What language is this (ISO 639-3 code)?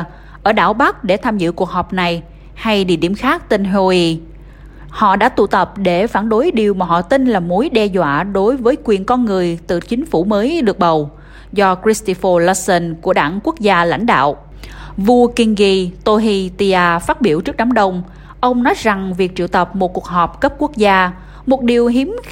vie